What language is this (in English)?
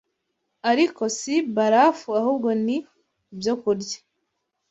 Kinyarwanda